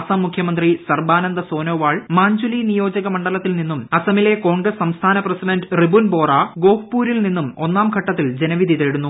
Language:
Malayalam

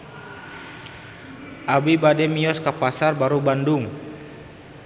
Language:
Sundanese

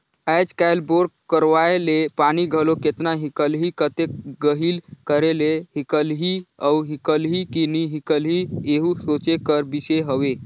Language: Chhattisgarhi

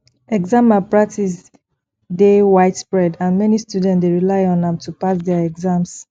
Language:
Nigerian Pidgin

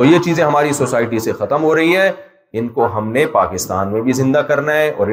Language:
Urdu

